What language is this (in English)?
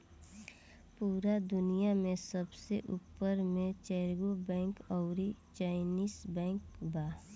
Bhojpuri